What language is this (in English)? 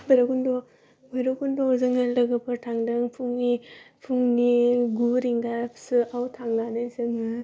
Bodo